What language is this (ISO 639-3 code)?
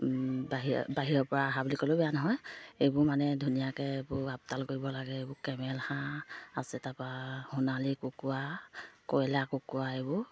asm